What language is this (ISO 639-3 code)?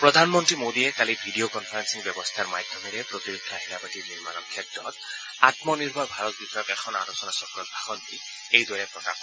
asm